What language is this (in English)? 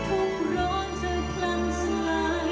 Thai